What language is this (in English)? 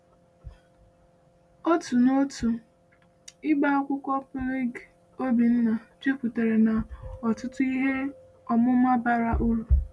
Igbo